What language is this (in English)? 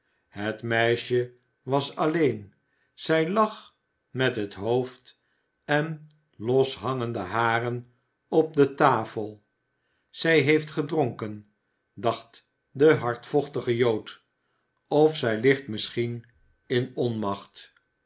Dutch